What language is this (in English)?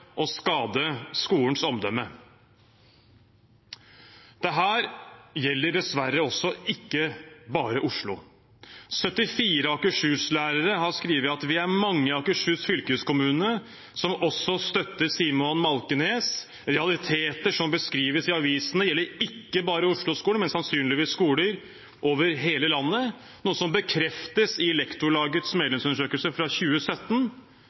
Norwegian Bokmål